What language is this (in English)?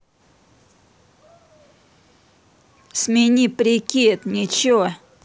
Russian